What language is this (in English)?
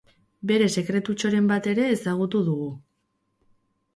Basque